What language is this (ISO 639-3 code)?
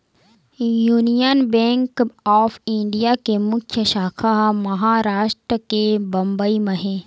hne